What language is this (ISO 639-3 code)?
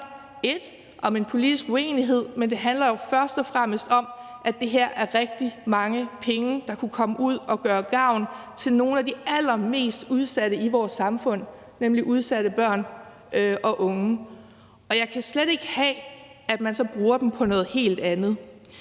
dan